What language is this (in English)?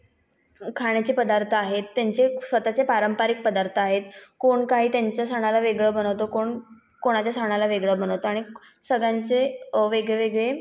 Marathi